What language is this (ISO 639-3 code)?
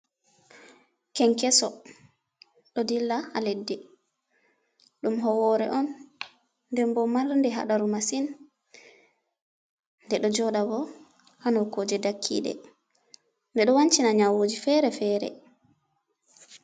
ful